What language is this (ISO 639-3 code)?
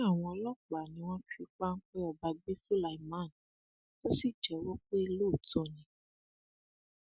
yor